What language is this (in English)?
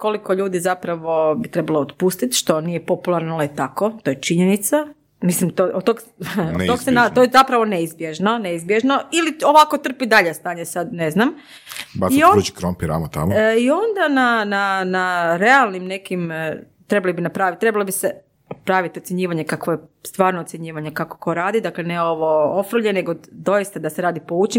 Croatian